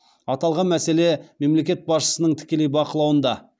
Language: Kazakh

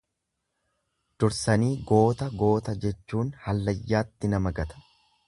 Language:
Oromo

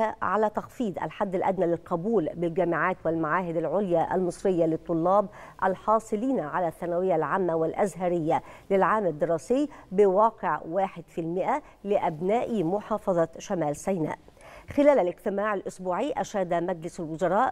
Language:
Arabic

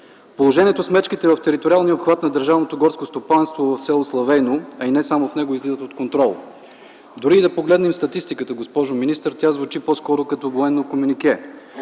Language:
Bulgarian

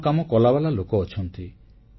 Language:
Odia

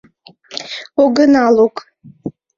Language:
Mari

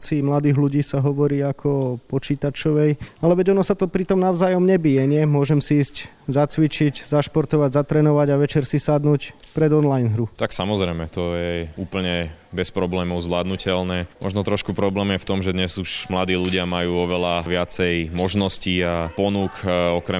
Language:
Slovak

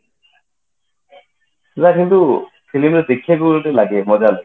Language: Odia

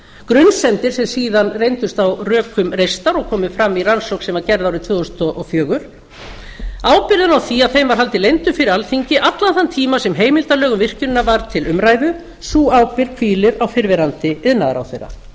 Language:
Icelandic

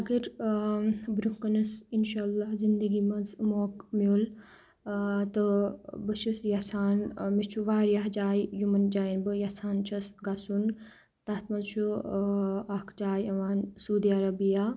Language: Kashmiri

